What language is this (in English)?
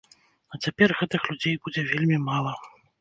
Belarusian